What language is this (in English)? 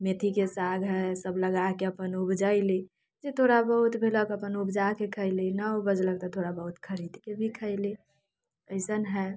Maithili